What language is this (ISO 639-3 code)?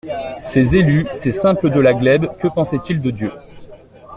fra